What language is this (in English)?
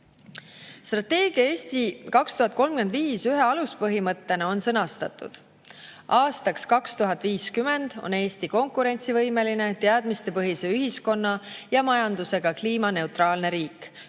Estonian